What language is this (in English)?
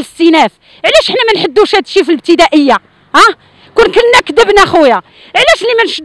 Arabic